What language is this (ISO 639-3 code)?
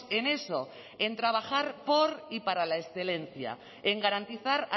spa